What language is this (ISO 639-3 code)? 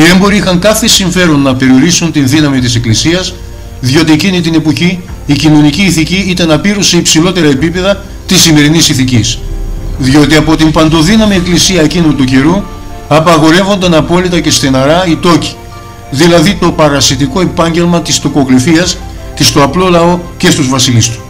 ell